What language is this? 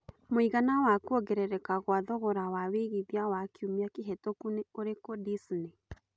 Kikuyu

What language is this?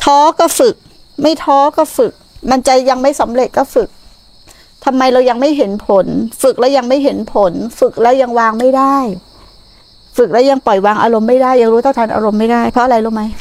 Thai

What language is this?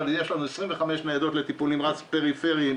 Hebrew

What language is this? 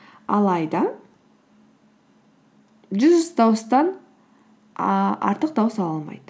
Kazakh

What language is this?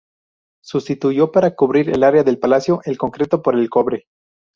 Spanish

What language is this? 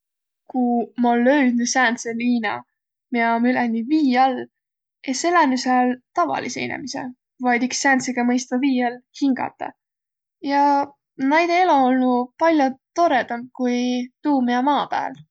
Võro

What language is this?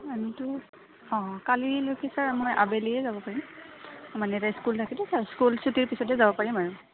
Assamese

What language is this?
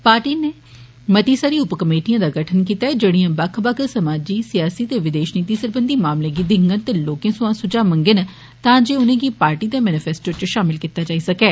Dogri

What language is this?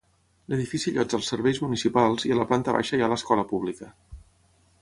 Catalan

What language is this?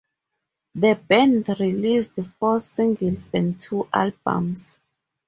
English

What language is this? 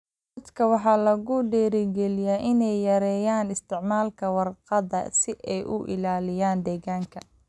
Somali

